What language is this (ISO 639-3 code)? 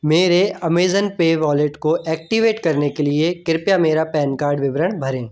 hin